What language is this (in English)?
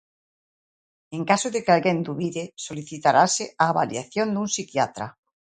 Galician